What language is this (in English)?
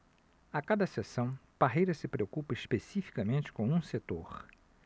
Portuguese